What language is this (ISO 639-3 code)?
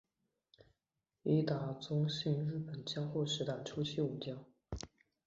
zho